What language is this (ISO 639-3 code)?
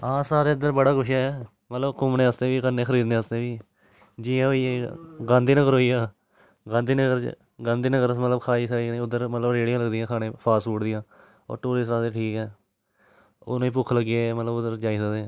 doi